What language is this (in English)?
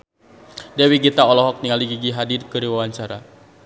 Sundanese